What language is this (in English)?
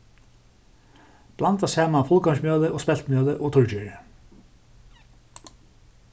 Faroese